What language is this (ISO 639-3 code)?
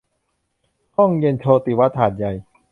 tha